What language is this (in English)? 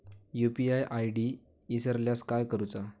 Marathi